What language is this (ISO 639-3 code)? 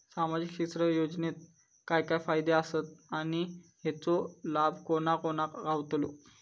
mar